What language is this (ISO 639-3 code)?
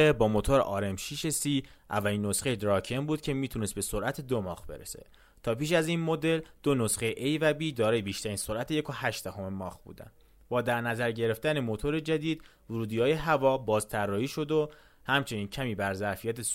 fas